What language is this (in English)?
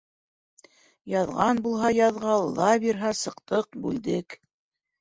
Bashkir